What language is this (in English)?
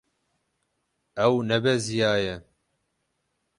Kurdish